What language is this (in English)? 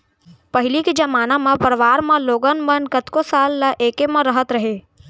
Chhattisgarhi